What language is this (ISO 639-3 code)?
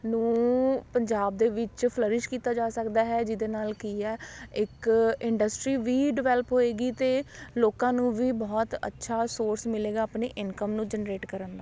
pan